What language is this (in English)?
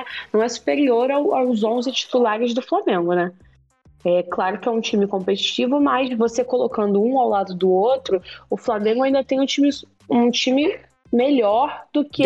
Portuguese